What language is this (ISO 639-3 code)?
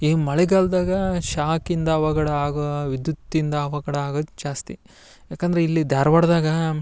kan